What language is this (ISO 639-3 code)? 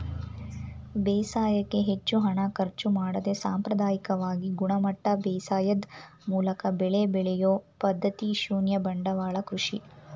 kan